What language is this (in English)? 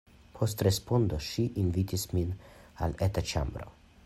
Esperanto